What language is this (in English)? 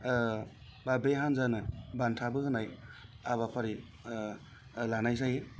Bodo